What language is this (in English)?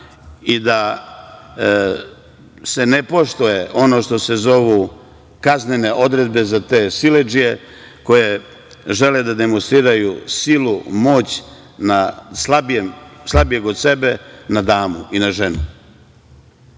Serbian